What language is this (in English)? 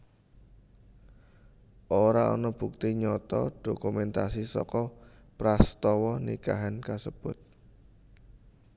Javanese